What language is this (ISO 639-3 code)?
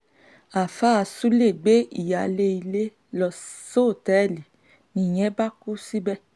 yor